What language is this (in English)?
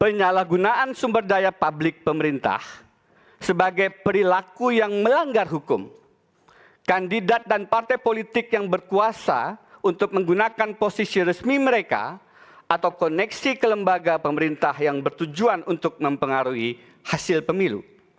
Indonesian